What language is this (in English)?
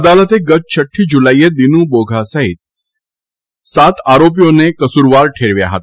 Gujarati